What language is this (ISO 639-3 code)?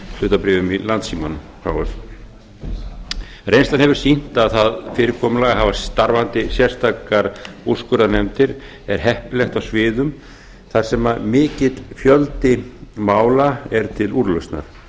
isl